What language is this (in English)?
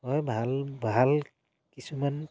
Assamese